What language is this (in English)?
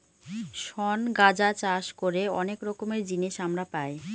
Bangla